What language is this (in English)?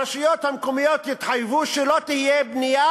Hebrew